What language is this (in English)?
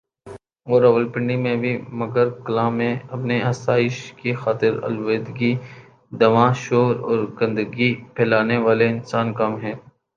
Urdu